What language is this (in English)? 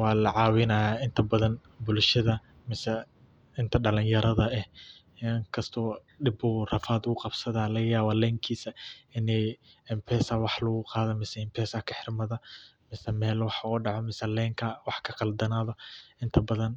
Somali